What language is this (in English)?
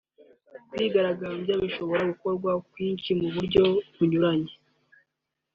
Kinyarwanda